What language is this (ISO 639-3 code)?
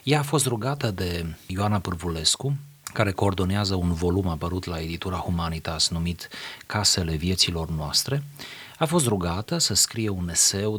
ron